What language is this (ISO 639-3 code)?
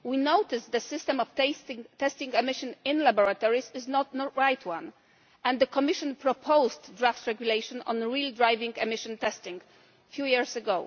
eng